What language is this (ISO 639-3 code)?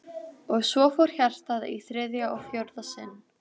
isl